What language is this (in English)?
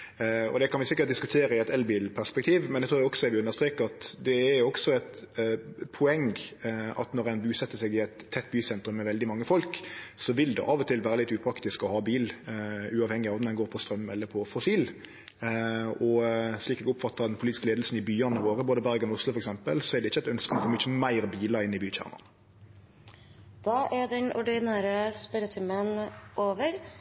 Norwegian